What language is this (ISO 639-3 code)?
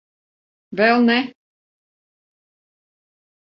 lav